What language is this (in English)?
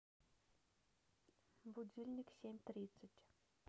Russian